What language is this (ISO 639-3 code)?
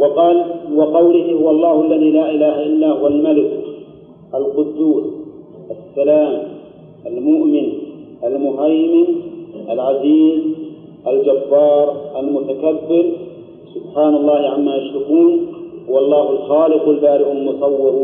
ara